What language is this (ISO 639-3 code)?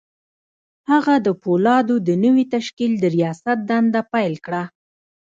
pus